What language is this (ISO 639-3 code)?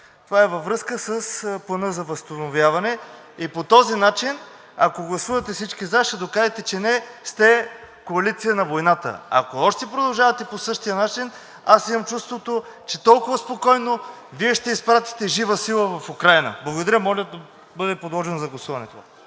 bul